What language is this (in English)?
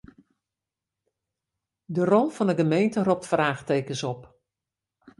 Western Frisian